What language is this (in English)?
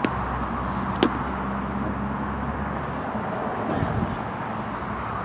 Turkish